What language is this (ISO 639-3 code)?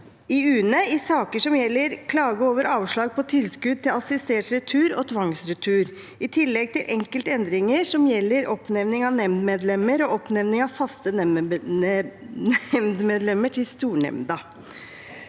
nor